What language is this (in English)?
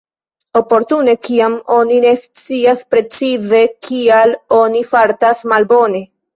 Esperanto